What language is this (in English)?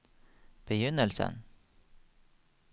Norwegian